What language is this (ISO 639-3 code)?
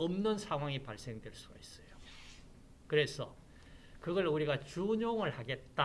kor